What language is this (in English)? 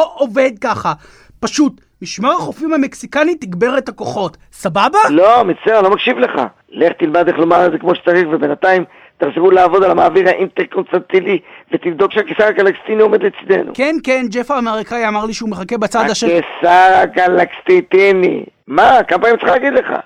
Hebrew